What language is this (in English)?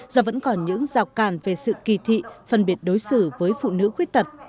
Vietnamese